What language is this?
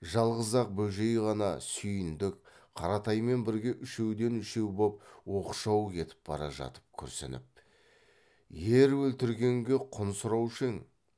Kazakh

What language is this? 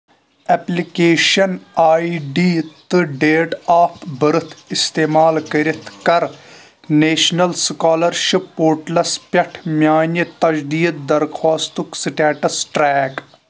Kashmiri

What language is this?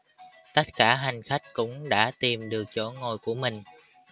Vietnamese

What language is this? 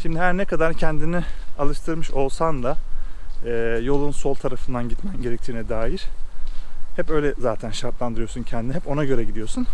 Turkish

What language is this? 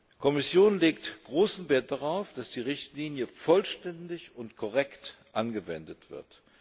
German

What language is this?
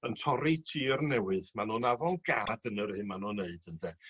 Welsh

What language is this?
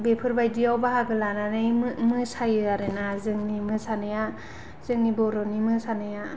Bodo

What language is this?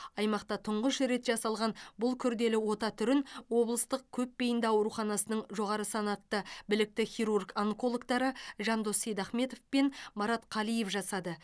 Kazakh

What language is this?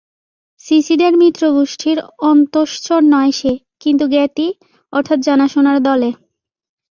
Bangla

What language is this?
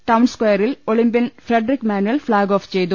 Malayalam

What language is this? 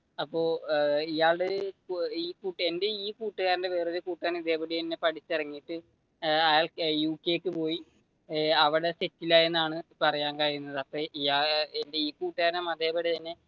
Malayalam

